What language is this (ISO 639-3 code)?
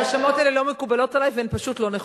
heb